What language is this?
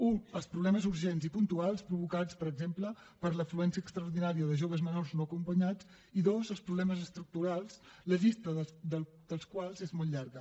Catalan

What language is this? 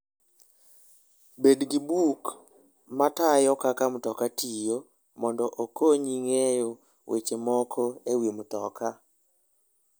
Luo (Kenya and Tanzania)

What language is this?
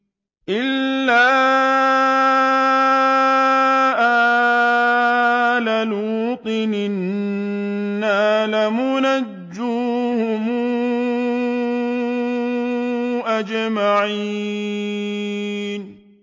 Arabic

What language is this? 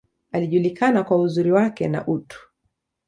Swahili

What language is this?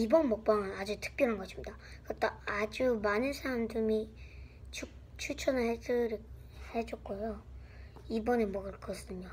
Korean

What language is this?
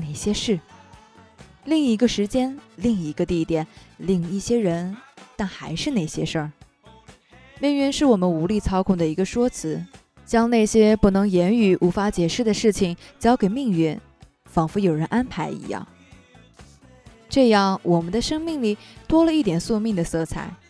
Chinese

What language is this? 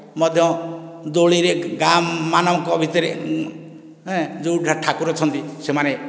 Odia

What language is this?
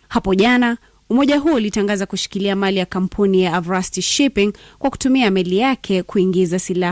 Swahili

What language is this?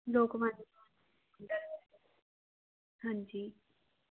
Punjabi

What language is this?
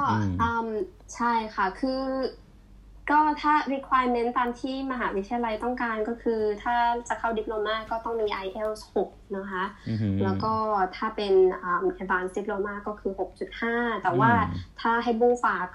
Thai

